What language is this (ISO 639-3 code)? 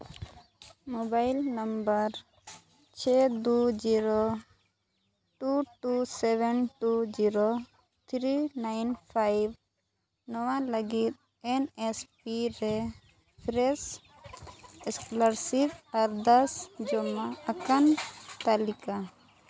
sat